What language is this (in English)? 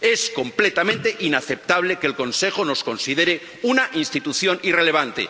Spanish